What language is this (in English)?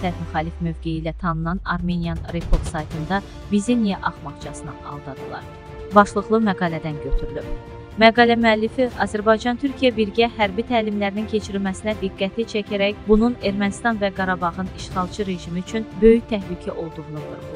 Turkish